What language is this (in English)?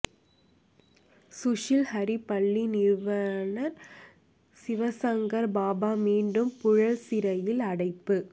Tamil